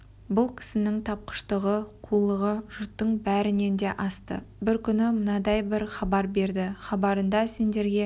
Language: Kazakh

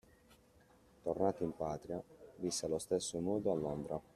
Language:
Italian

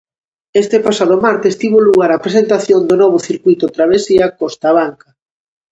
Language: Galician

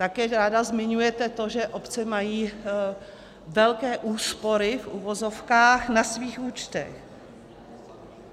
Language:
Czech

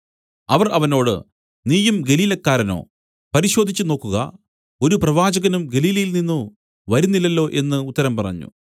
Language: Malayalam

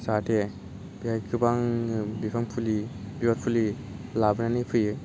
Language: Bodo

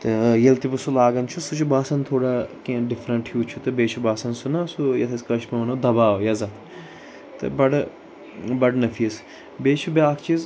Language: Kashmiri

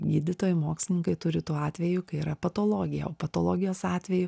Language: Lithuanian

